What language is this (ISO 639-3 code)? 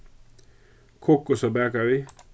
fao